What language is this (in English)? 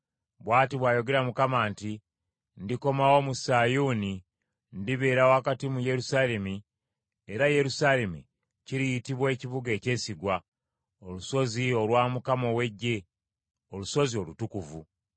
Ganda